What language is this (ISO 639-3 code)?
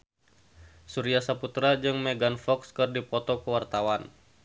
sun